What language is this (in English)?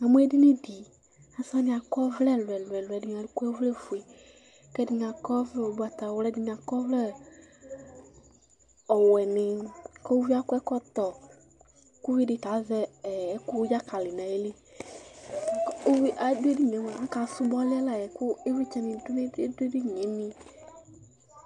Ikposo